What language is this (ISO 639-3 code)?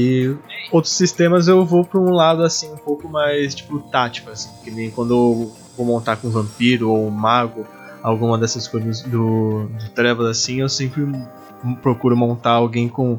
por